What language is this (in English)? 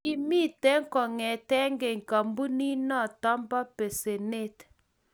Kalenjin